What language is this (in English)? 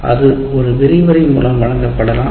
Tamil